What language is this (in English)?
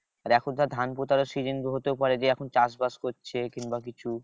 Bangla